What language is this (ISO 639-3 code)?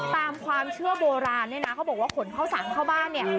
tha